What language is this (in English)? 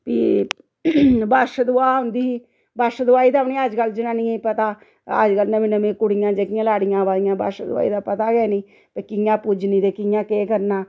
Dogri